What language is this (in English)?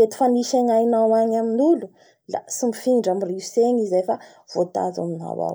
Bara Malagasy